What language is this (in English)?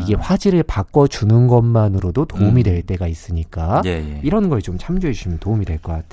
Korean